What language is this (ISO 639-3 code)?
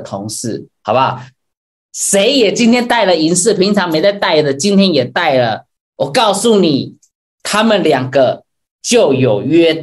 zho